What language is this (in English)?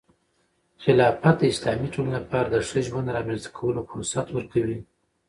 Pashto